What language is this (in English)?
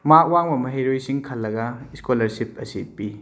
Manipuri